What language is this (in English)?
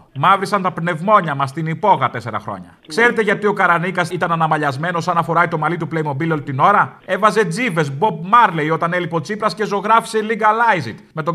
Greek